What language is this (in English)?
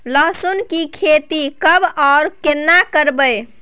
Maithili